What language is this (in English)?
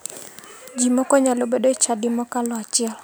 Luo (Kenya and Tanzania)